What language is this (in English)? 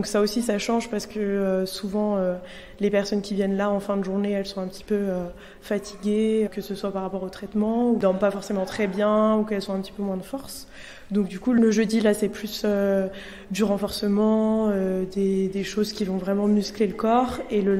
French